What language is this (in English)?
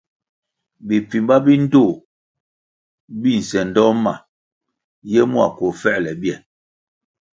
Kwasio